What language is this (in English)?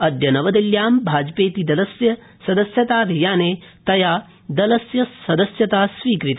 Sanskrit